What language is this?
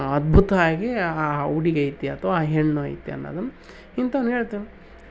Kannada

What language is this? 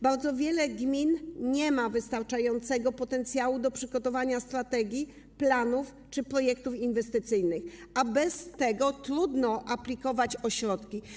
Polish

